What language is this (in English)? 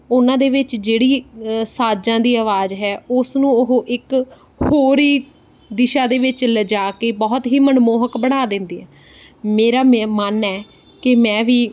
Punjabi